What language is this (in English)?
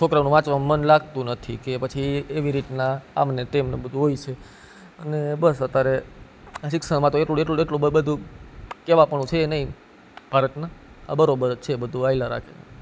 Gujarati